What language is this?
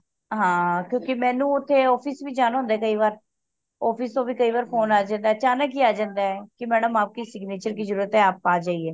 Punjabi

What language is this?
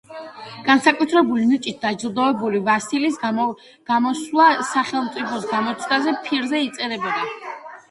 Georgian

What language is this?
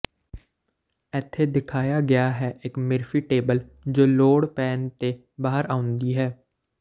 Punjabi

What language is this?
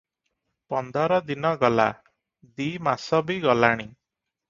Odia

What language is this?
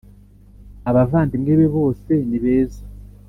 Kinyarwanda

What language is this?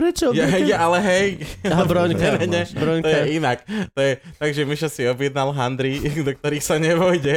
Slovak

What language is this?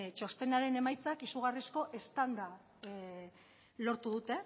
Basque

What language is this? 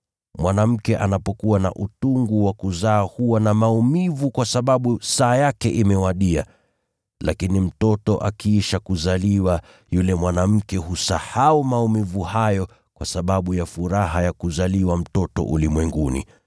Swahili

